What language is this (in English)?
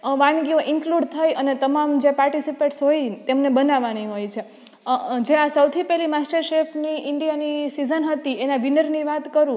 Gujarati